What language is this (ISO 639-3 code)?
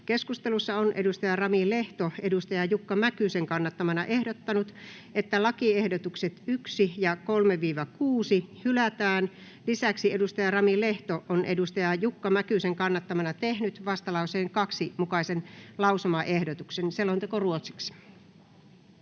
fin